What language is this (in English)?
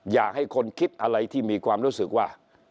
Thai